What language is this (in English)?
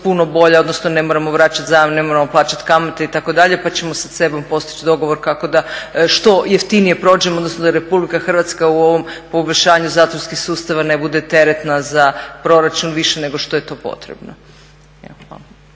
Croatian